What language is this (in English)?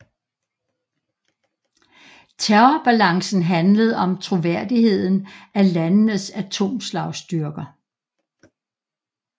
Danish